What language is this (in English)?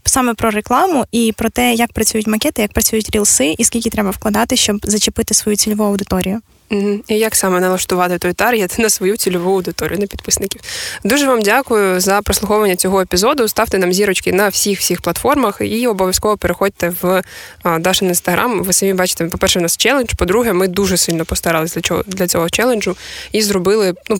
Ukrainian